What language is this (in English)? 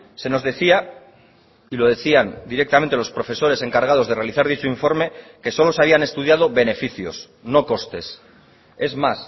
Spanish